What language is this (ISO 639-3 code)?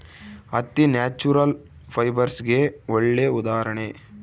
kan